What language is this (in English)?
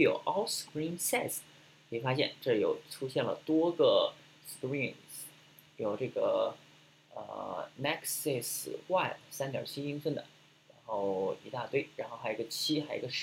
Chinese